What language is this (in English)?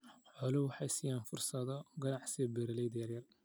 Somali